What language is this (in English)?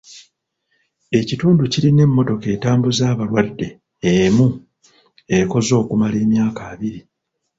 Ganda